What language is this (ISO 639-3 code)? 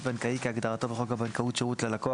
heb